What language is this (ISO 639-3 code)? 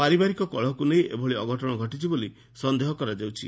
ori